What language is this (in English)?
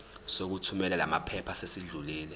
Zulu